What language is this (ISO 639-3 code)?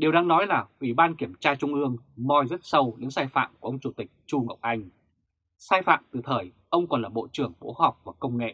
vie